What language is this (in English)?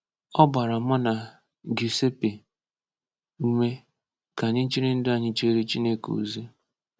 Igbo